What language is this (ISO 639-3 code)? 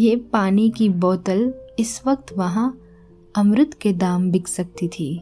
hin